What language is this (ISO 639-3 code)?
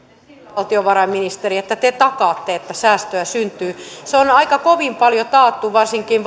fin